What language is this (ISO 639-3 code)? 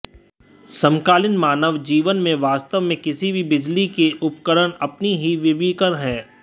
hin